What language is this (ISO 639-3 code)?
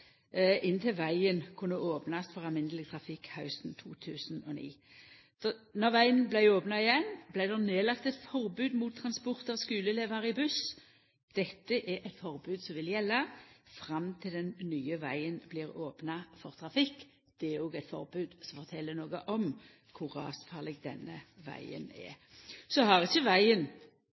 nno